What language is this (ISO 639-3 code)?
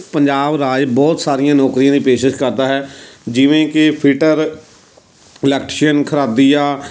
pan